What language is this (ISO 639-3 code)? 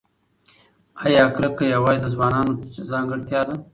pus